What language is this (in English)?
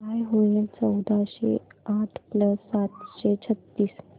Marathi